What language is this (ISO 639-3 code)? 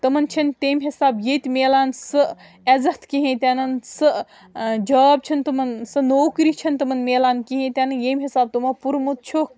kas